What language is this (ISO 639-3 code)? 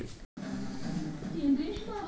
kan